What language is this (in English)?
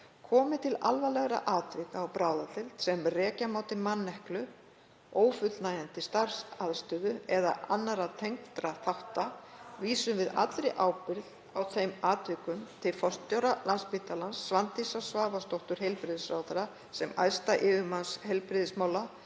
Icelandic